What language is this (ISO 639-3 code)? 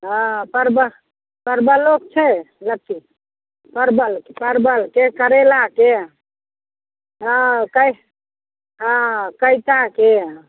mai